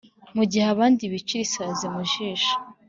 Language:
Kinyarwanda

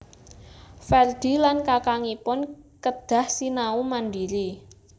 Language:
Javanese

